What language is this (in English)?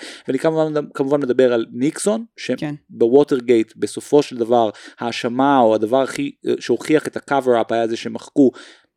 Hebrew